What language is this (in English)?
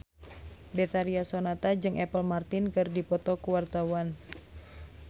Sundanese